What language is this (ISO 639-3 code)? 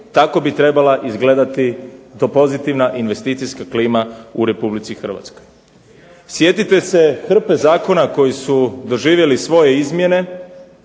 hrv